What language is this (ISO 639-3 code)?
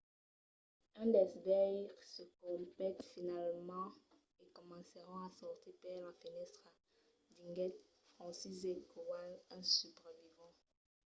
oci